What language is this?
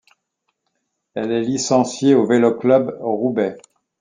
French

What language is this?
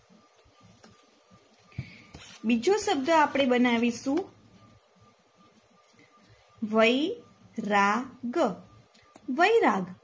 Gujarati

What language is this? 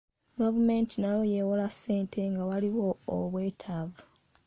Ganda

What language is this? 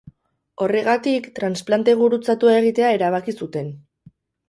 Basque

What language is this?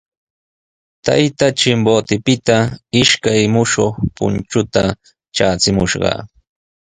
Sihuas Ancash Quechua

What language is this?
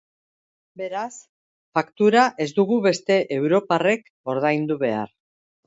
Basque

